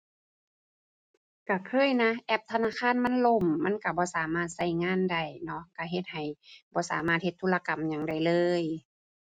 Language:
Thai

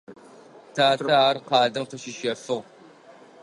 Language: Adyghe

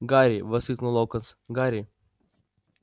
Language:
Russian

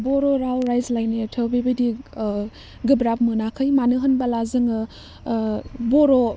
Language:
Bodo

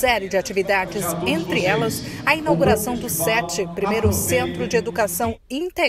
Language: Portuguese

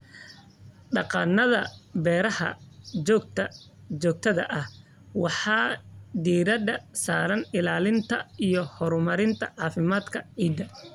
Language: Somali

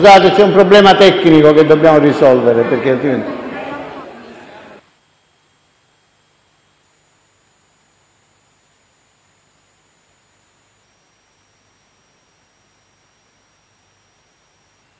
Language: Italian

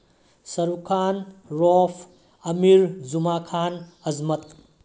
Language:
Manipuri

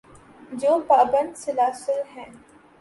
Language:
Urdu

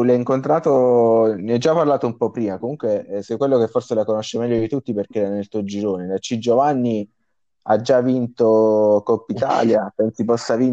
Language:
Italian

